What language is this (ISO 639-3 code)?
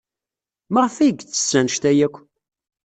kab